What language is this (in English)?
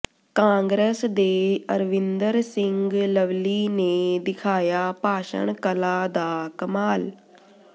Punjabi